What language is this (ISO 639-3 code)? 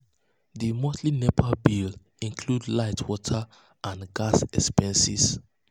pcm